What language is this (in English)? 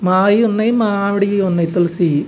Telugu